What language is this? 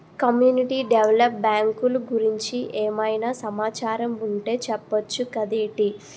Telugu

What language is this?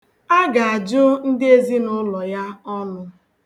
Igbo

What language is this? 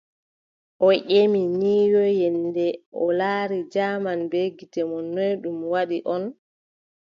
Adamawa Fulfulde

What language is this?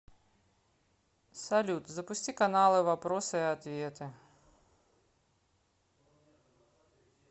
Russian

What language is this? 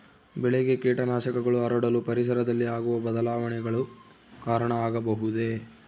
Kannada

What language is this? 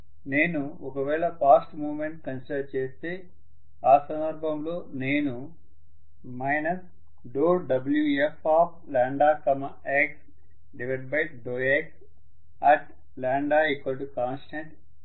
Telugu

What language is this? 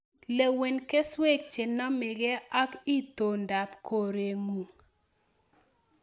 Kalenjin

